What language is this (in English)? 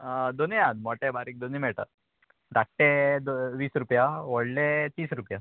Konkani